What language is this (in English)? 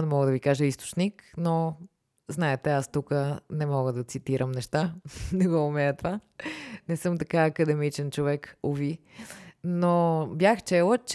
Bulgarian